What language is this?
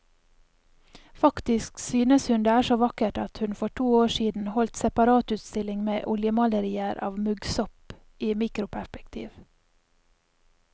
Norwegian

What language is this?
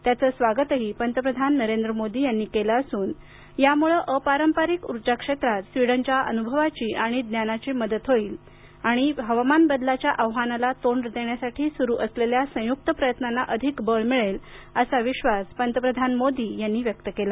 Marathi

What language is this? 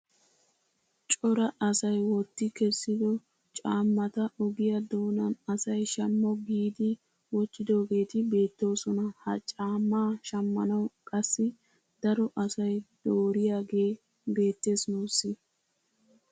Wolaytta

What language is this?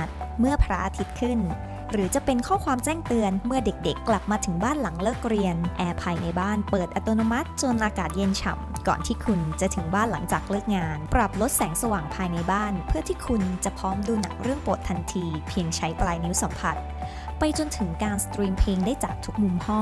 Thai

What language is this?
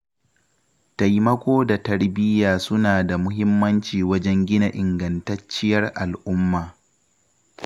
Hausa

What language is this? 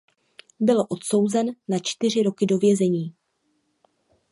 Czech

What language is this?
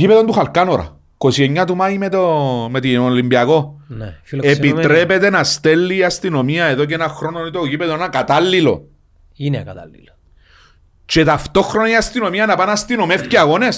Greek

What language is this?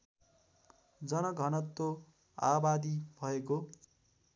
Nepali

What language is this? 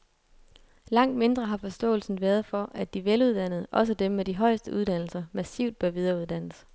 Danish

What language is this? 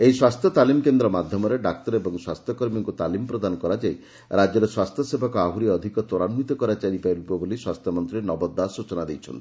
Odia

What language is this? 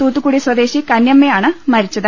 Malayalam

